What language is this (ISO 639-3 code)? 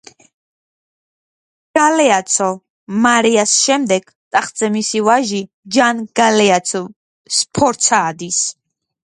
kat